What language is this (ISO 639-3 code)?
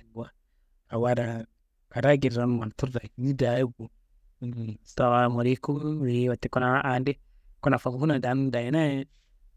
kbl